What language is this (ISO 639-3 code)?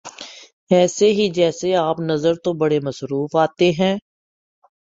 urd